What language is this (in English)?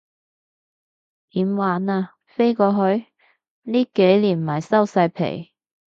Cantonese